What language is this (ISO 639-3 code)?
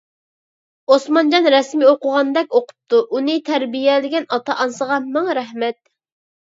uig